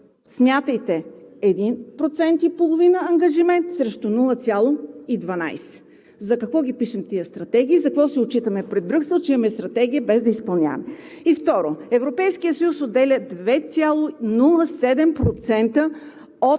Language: Bulgarian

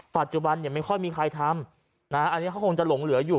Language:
Thai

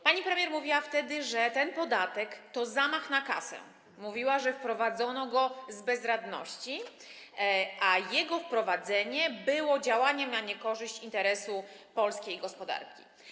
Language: Polish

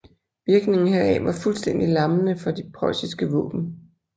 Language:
Danish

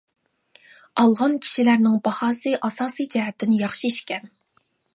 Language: Uyghur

